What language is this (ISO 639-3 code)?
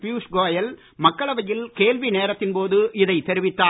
tam